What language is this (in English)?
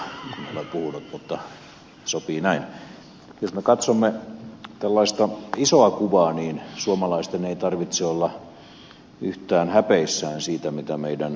Finnish